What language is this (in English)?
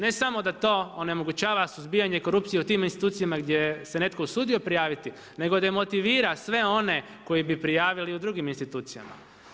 Croatian